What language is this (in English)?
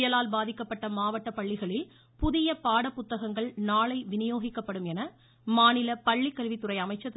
Tamil